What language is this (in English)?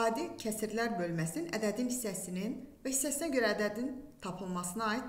Turkish